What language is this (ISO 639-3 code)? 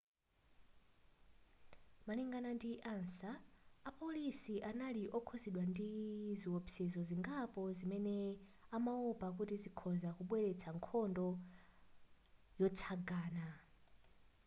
nya